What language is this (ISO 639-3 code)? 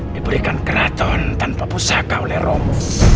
ind